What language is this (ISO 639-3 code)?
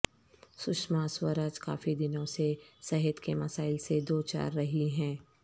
urd